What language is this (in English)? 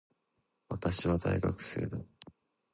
Japanese